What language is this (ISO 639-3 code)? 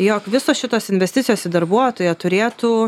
lit